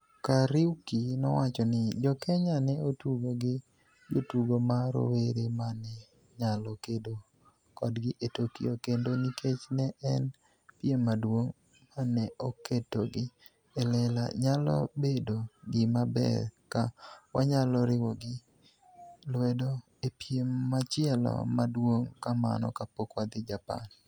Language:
Luo (Kenya and Tanzania)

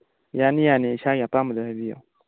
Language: Manipuri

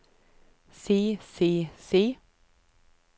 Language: Norwegian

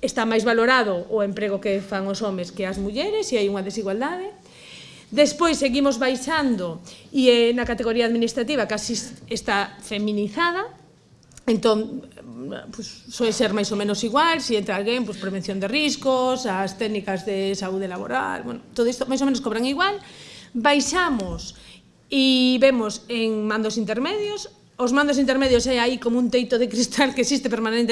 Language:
Spanish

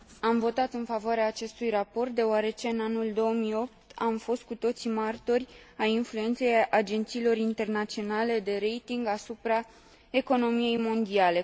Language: Romanian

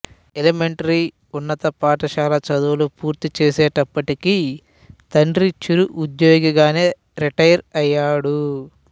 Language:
Telugu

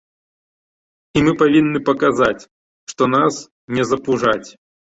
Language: Belarusian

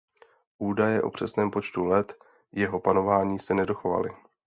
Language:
Czech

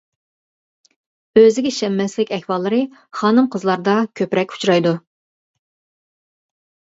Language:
Uyghur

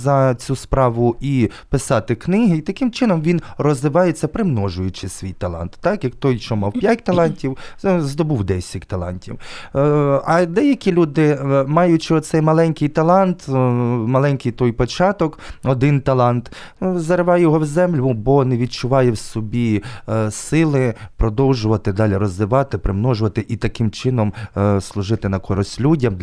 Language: Ukrainian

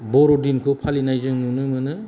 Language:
Bodo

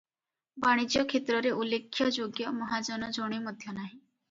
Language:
Odia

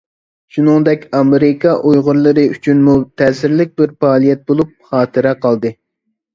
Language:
Uyghur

